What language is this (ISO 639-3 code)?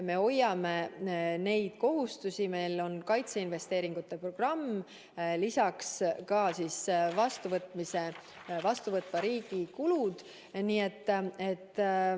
est